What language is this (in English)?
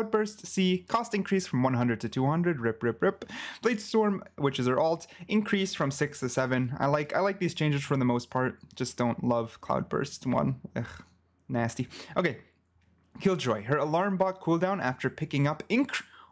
English